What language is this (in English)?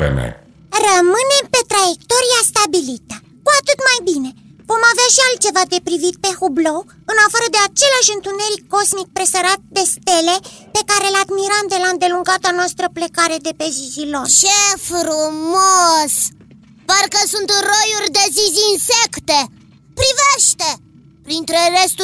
Romanian